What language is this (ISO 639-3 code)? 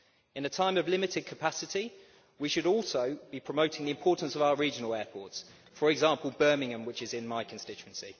eng